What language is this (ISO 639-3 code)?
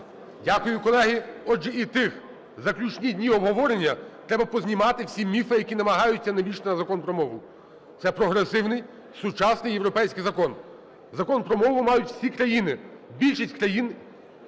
ukr